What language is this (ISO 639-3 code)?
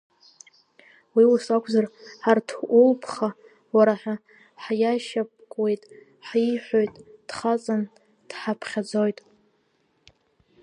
abk